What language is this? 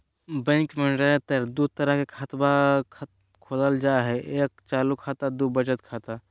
Magahi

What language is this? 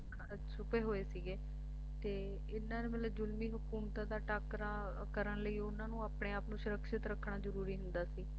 Punjabi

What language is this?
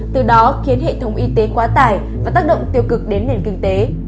Vietnamese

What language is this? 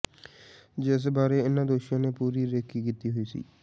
Punjabi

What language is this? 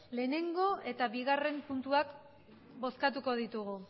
Basque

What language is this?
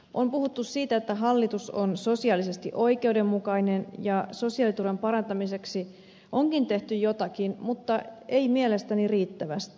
Finnish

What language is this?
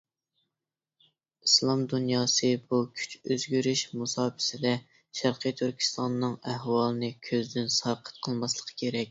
Uyghur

